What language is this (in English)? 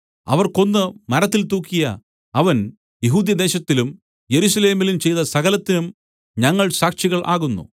Malayalam